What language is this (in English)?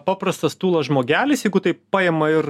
Lithuanian